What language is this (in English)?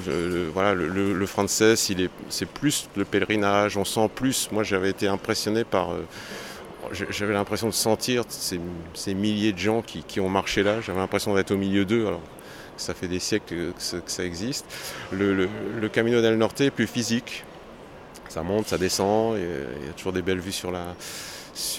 French